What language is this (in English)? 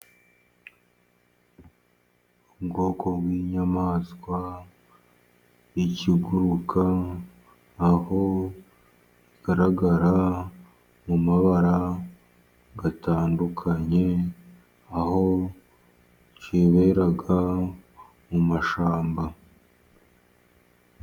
Kinyarwanda